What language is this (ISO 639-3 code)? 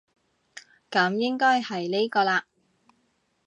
yue